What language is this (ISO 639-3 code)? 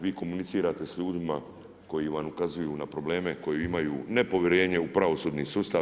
hrv